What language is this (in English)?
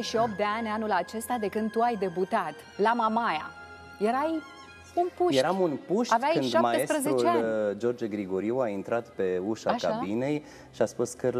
Romanian